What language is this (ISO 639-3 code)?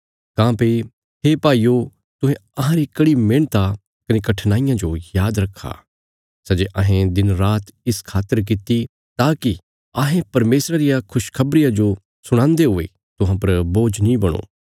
kfs